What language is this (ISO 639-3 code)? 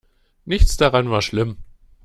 deu